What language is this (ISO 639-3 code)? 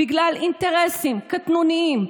heb